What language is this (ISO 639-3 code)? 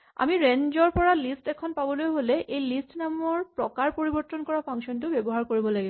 asm